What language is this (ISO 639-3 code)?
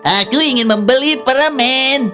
ind